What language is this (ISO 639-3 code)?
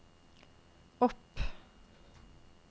nor